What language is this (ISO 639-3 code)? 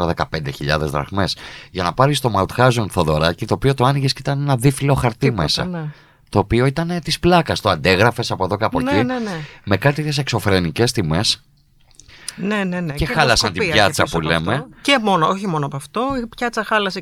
ell